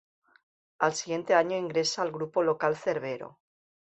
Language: Spanish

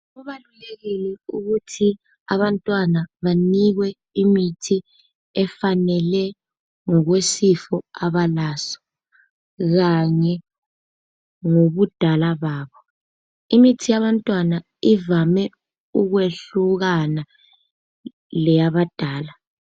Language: North Ndebele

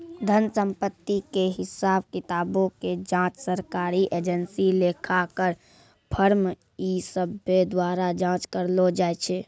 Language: Maithili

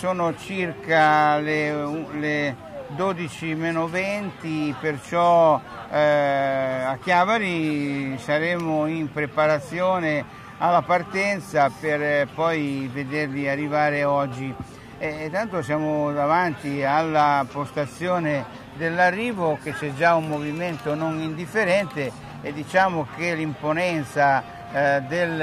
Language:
Italian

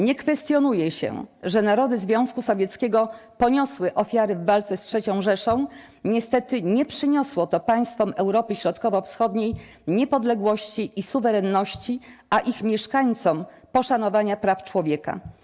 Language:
Polish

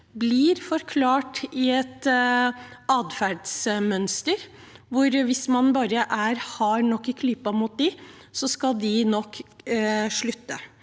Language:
Norwegian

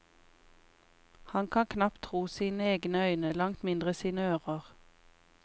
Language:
Norwegian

